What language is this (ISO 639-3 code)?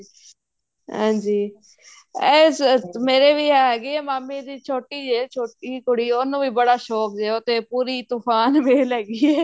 pan